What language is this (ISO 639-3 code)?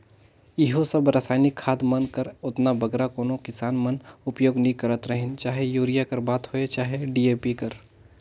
hne